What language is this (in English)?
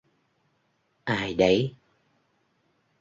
Vietnamese